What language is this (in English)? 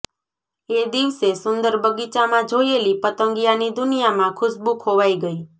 Gujarati